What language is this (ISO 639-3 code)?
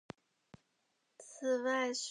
zho